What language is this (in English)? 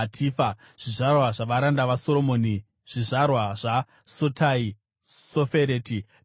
Shona